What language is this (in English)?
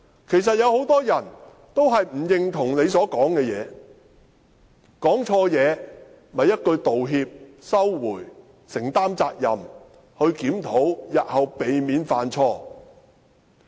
Cantonese